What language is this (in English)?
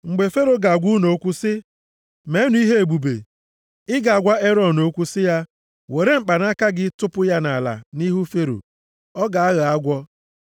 Igbo